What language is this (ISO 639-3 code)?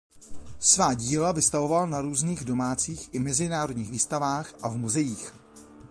ces